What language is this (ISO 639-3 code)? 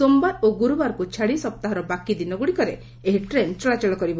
ori